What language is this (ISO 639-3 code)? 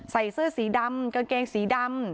tha